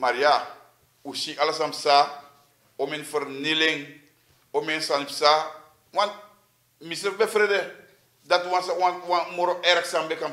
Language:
Dutch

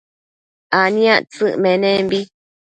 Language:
Matsés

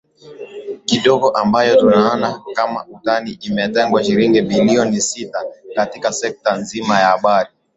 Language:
Swahili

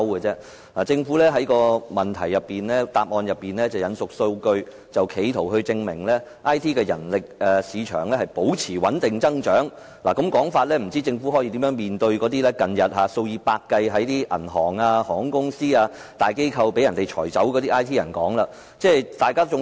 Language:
Cantonese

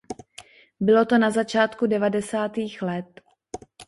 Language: Czech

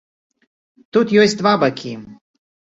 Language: Belarusian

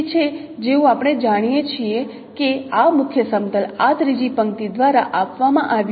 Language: Gujarati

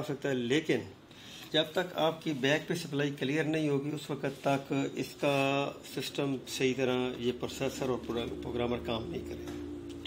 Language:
Hindi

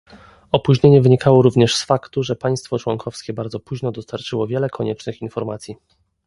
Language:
Polish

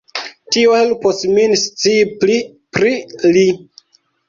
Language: Esperanto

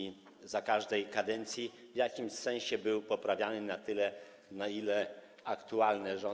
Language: Polish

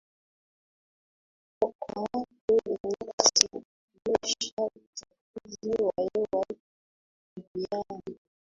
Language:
Swahili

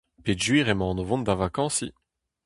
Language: Breton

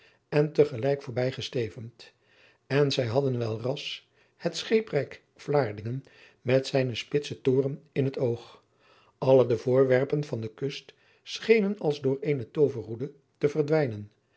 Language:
Dutch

